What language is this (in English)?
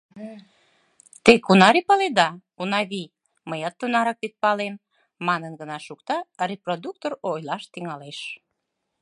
Mari